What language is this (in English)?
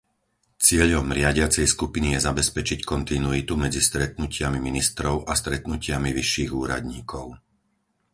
Slovak